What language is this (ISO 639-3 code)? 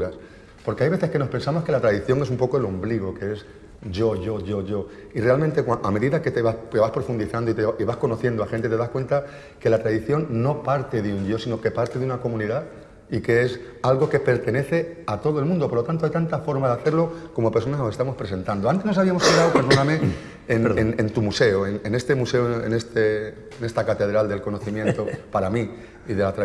spa